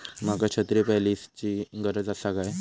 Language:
Marathi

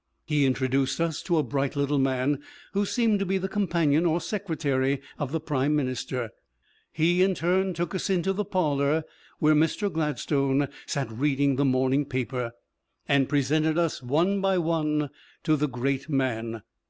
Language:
English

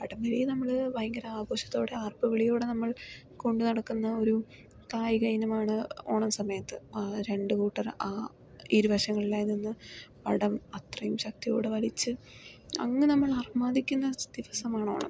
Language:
Malayalam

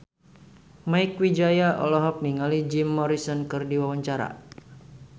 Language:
Sundanese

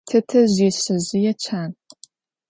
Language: Adyghe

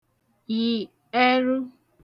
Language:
Igbo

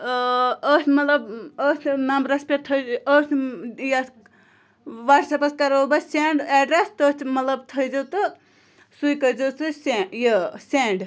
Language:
Kashmiri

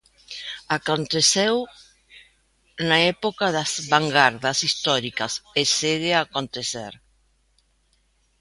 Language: Galician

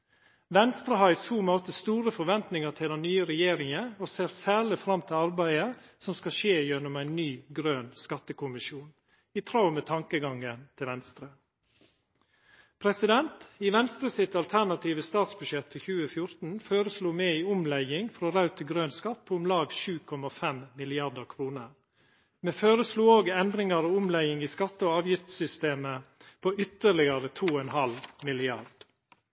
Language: Norwegian Nynorsk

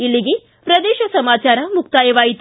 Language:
Kannada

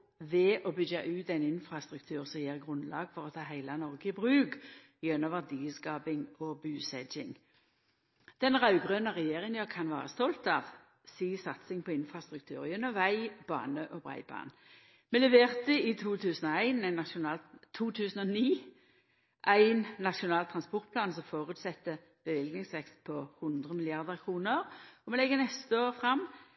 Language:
Norwegian Nynorsk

